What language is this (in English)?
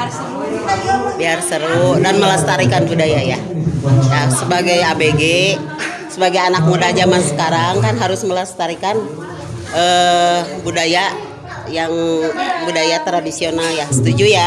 Indonesian